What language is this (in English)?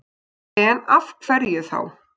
Icelandic